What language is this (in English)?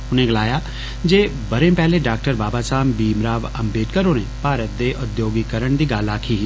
Dogri